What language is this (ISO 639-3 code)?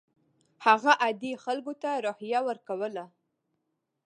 pus